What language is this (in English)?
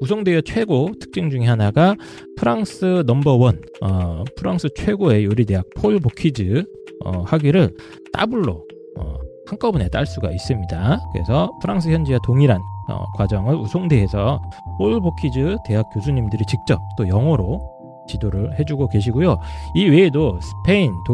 Korean